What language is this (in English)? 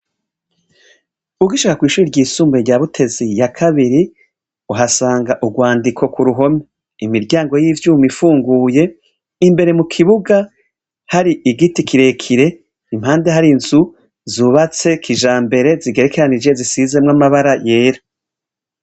Rundi